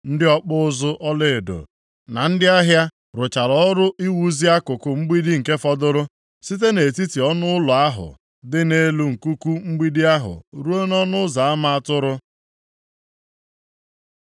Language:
Igbo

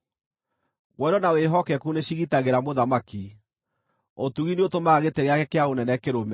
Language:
Kikuyu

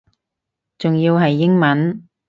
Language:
Cantonese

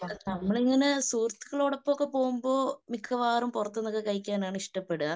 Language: Malayalam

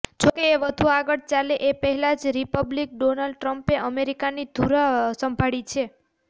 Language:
Gujarati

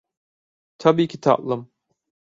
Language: Turkish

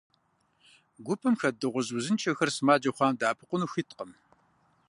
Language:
Kabardian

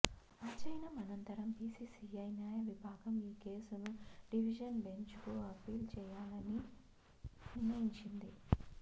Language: Telugu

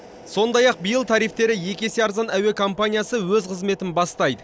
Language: Kazakh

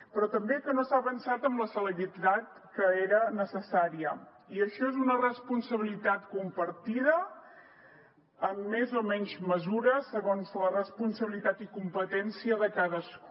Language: Catalan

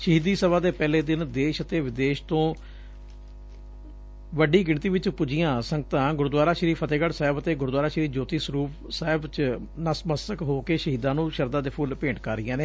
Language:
Punjabi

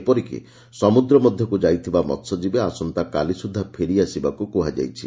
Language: Odia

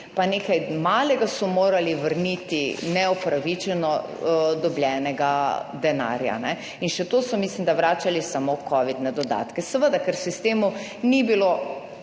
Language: Slovenian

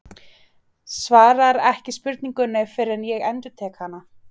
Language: Icelandic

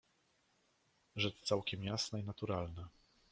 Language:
Polish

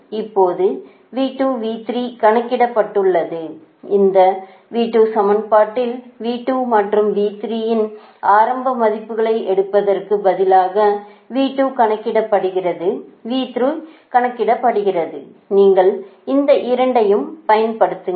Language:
Tamil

